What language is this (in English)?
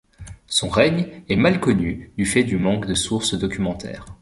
French